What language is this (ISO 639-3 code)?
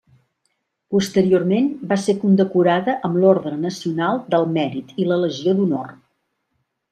cat